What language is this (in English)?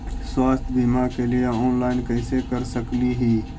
Magahi